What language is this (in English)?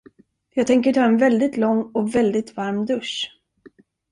Swedish